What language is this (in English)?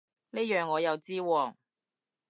Cantonese